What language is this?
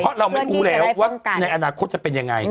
Thai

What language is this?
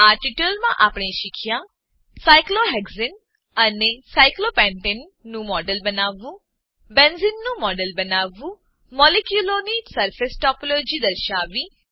Gujarati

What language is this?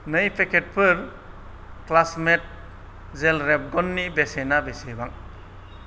Bodo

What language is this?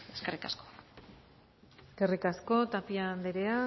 Basque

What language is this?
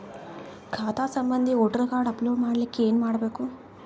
Kannada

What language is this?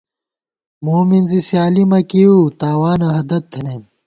Gawar-Bati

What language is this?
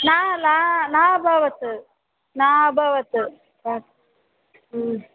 Sanskrit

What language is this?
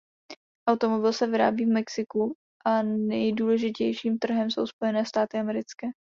Czech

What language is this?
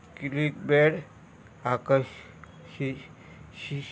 Konkani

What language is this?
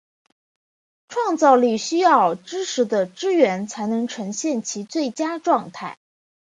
Chinese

